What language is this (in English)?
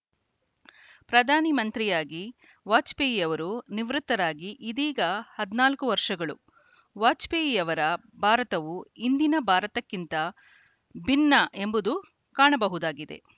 Kannada